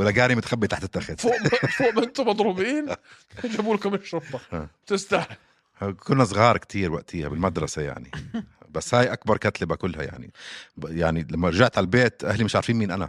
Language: Arabic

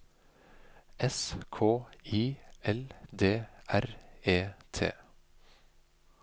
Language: Norwegian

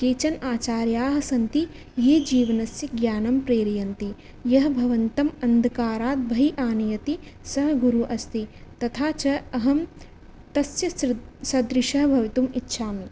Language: Sanskrit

